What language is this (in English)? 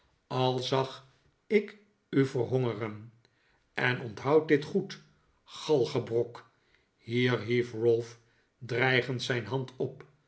Dutch